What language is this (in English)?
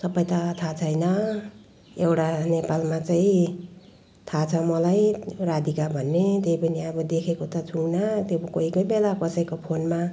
Nepali